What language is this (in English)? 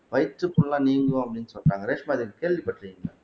Tamil